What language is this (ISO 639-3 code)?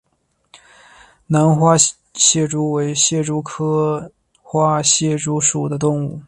zho